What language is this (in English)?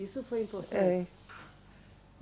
Portuguese